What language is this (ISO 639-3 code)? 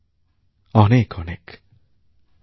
ben